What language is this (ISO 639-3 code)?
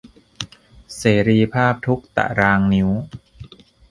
tha